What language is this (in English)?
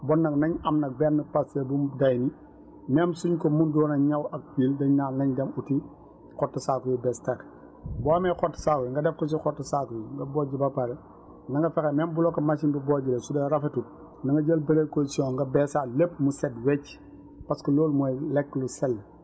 Wolof